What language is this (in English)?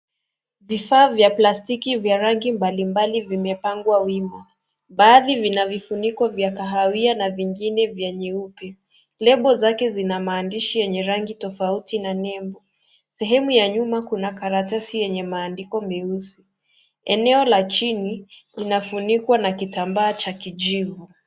Swahili